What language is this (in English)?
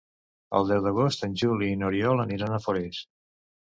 Catalan